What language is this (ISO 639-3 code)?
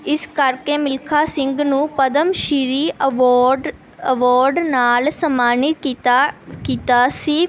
pan